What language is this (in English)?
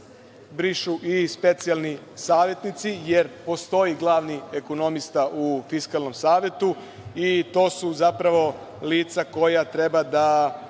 Serbian